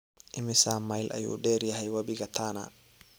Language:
Somali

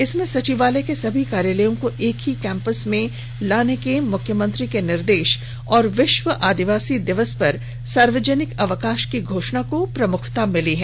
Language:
Hindi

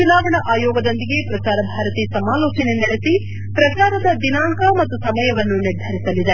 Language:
Kannada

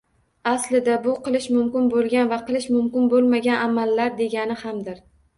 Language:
Uzbek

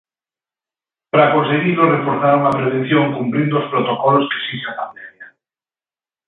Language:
Galician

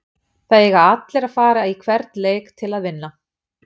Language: Icelandic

